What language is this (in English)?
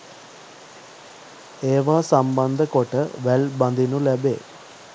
Sinhala